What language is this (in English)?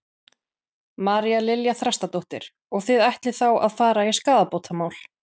Icelandic